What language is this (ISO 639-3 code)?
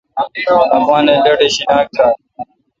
xka